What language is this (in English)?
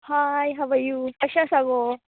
Konkani